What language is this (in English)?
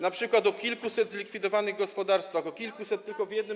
Polish